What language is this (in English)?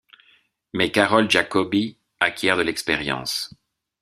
French